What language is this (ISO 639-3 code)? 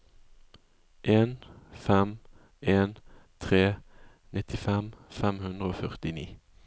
nor